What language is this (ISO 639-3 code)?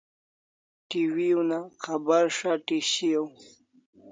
kls